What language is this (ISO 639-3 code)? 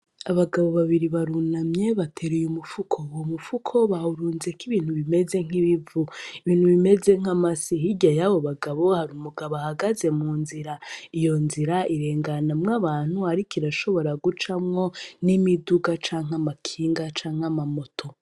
run